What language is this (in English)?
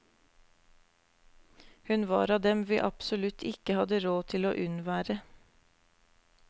Norwegian